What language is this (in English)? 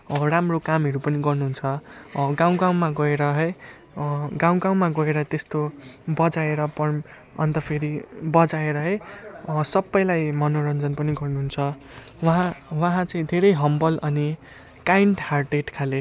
Nepali